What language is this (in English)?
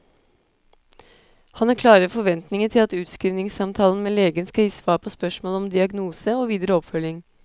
Norwegian